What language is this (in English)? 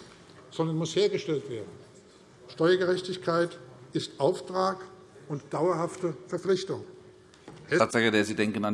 German